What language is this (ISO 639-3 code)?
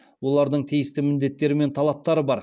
kaz